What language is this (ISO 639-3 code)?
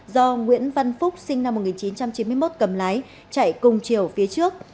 vie